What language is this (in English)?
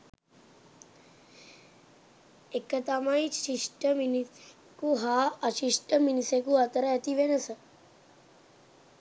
Sinhala